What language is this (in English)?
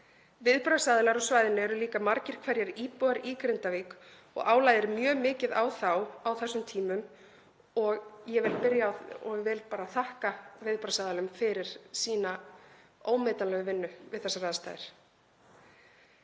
Icelandic